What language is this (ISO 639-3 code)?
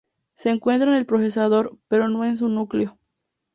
spa